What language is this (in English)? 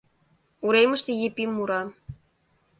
Mari